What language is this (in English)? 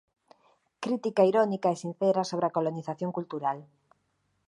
Galician